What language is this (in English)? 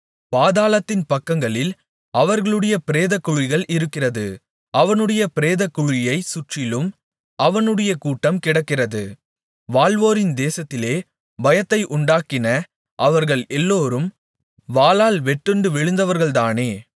Tamil